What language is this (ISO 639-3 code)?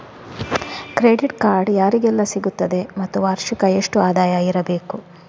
kan